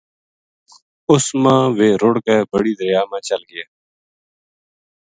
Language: Gujari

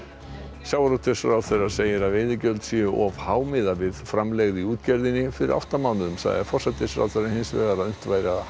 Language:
Icelandic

